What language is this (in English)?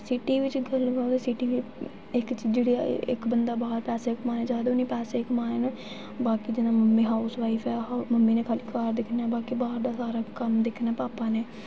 Dogri